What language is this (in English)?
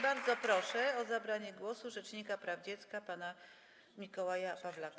Polish